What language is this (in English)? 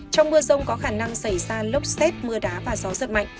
Vietnamese